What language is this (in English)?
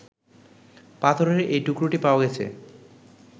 Bangla